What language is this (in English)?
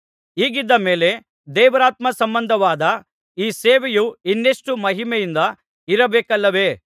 Kannada